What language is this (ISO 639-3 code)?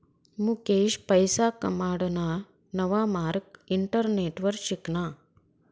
mar